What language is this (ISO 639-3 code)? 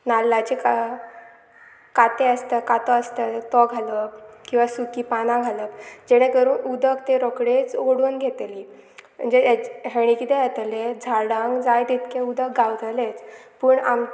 kok